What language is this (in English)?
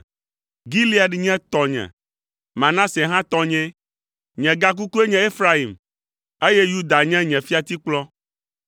Ewe